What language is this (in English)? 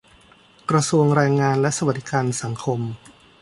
Thai